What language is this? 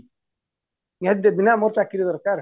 Odia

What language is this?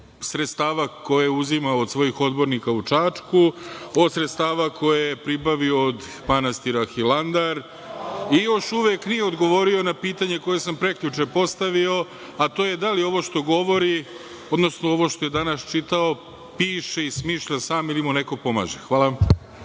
Serbian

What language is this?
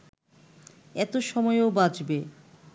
Bangla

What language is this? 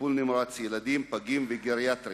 Hebrew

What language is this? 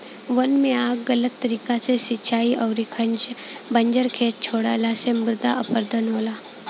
Bhojpuri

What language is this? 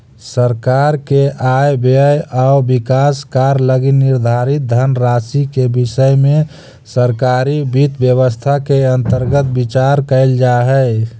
Magahi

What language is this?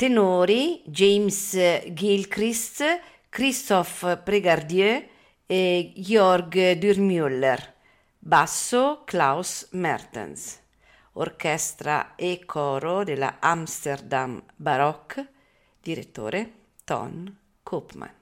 Italian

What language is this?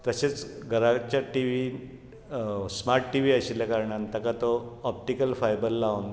Konkani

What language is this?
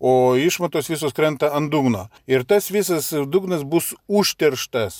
Lithuanian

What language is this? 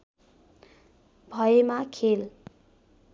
Nepali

